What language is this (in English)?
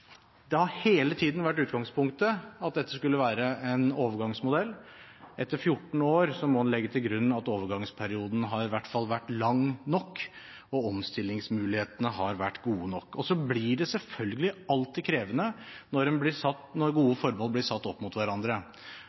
Norwegian Bokmål